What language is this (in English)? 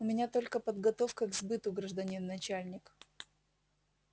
Russian